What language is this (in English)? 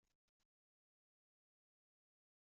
Kabyle